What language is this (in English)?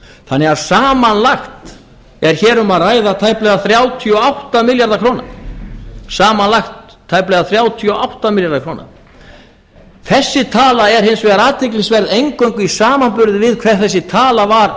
Icelandic